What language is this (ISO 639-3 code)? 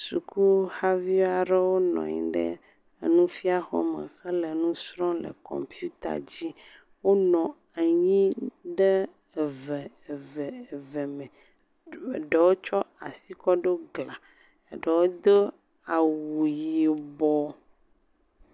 ewe